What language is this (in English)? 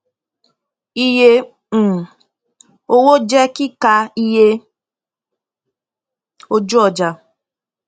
Yoruba